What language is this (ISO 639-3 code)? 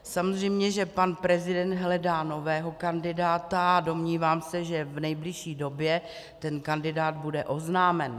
ces